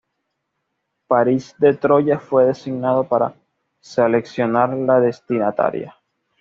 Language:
Spanish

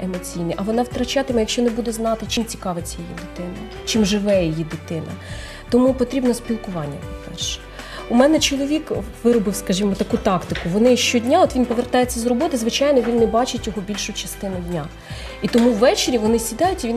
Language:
Ukrainian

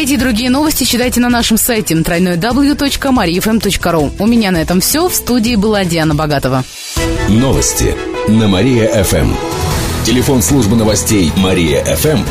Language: Russian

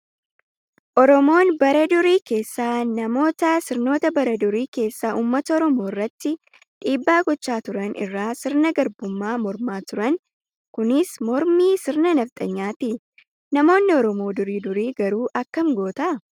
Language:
Oromo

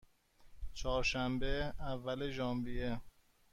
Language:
Persian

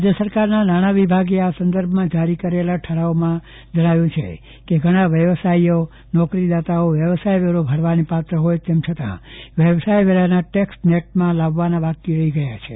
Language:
Gujarati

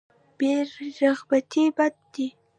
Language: Pashto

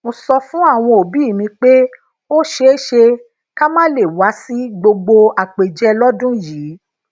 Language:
Yoruba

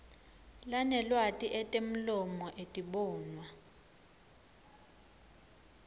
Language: Swati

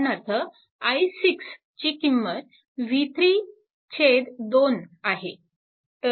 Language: Marathi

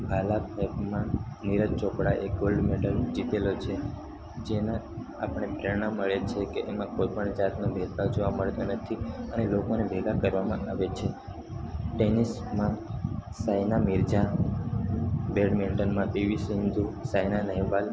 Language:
Gujarati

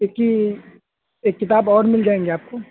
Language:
Urdu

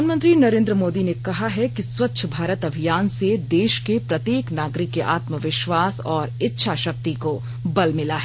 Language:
Hindi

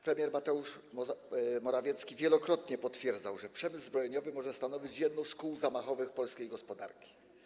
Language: Polish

